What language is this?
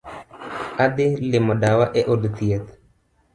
Luo (Kenya and Tanzania)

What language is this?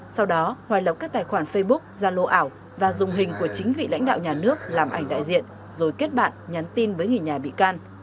Vietnamese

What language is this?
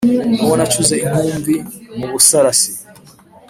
Kinyarwanda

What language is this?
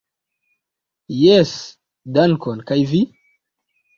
Esperanto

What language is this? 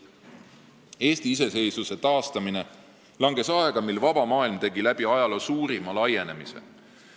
Estonian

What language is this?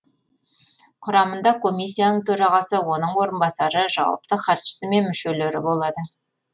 Kazakh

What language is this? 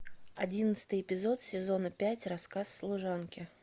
Russian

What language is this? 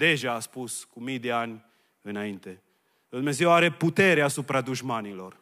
Romanian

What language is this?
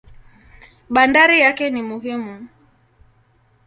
Swahili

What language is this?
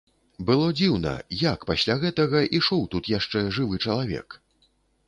Belarusian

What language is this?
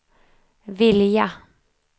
Swedish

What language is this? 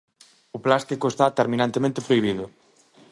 Galician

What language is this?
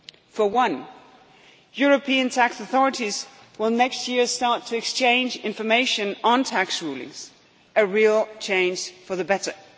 English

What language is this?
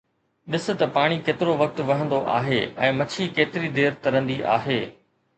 Sindhi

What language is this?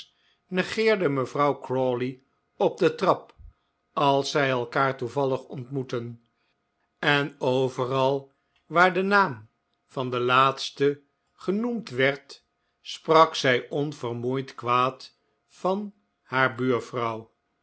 Dutch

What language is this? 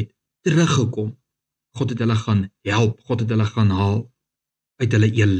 Dutch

